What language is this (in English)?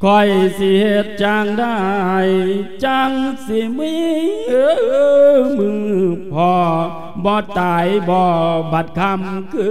Thai